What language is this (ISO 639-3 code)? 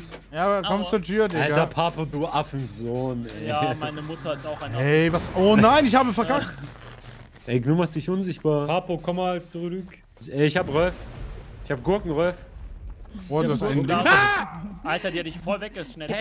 deu